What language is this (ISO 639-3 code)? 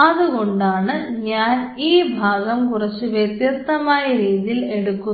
mal